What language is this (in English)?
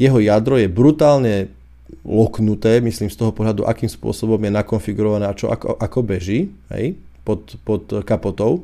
Slovak